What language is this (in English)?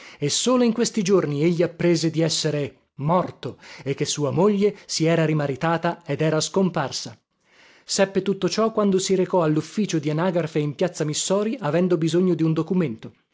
Italian